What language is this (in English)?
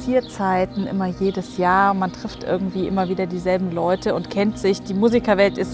German